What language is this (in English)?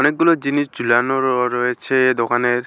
Bangla